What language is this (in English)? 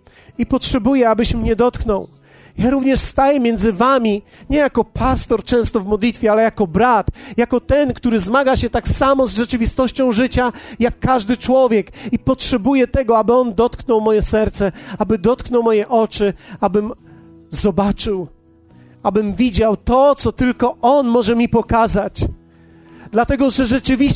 Polish